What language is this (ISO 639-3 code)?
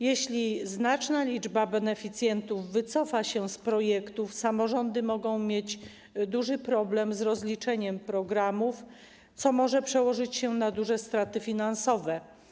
pol